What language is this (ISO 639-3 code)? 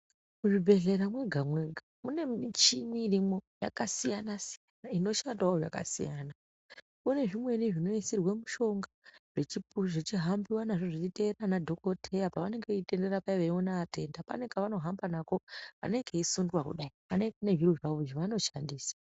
ndc